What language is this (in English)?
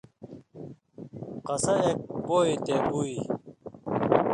Indus Kohistani